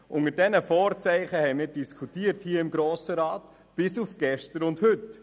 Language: Swiss German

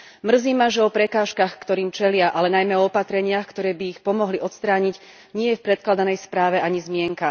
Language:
Slovak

